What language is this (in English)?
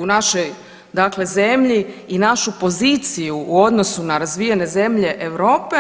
Croatian